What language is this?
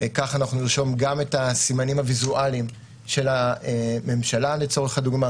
Hebrew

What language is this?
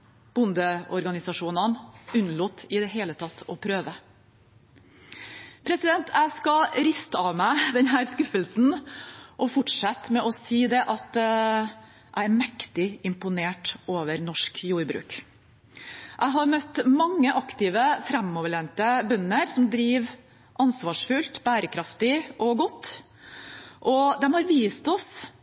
Norwegian Bokmål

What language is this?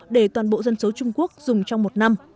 Vietnamese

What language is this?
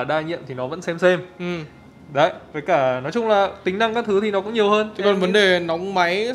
Vietnamese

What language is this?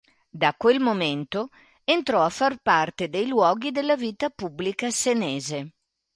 Italian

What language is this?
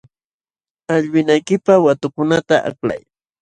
Jauja Wanca Quechua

